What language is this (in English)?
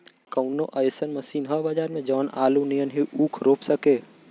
Bhojpuri